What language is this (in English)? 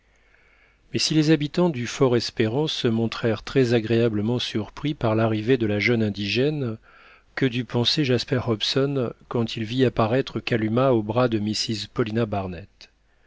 French